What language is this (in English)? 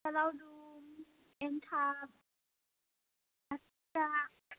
Bodo